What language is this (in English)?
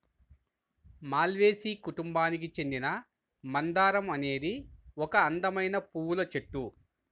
Telugu